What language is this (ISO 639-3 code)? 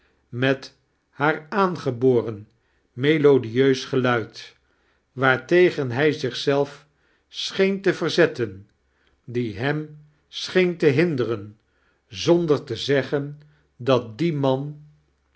nld